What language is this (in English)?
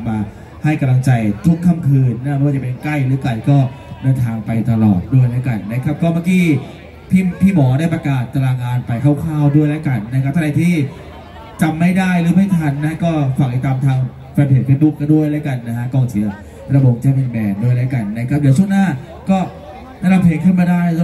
Thai